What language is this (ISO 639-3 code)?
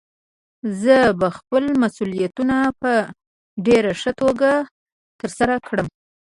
pus